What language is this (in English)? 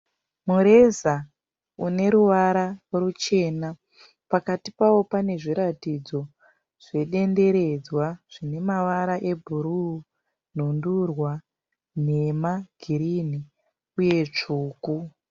Shona